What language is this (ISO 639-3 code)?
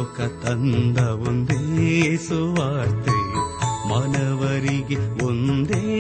kan